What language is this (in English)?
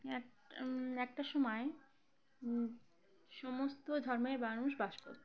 Bangla